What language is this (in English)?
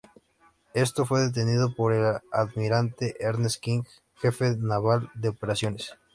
Spanish